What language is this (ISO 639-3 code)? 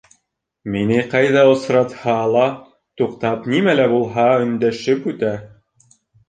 bak